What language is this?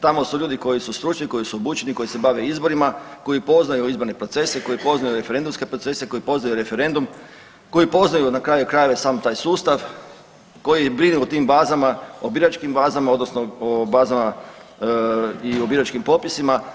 Croatian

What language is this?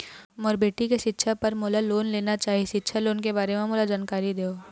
Chhattisgarhi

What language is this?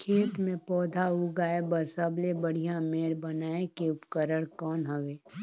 Chhattisgarhi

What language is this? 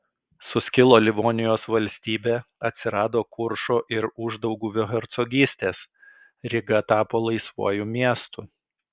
Lithuanian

